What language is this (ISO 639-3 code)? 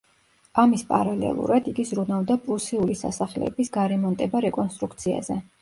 kat